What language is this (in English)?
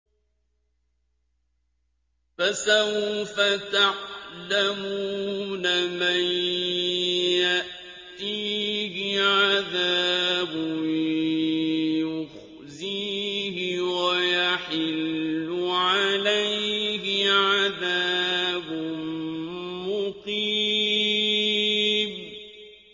Arabic